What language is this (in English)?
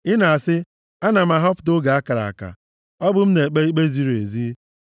Igbo